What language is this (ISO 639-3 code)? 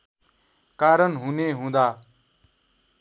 nep